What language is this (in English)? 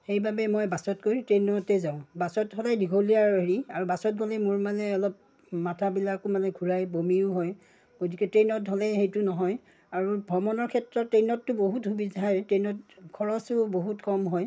Assamese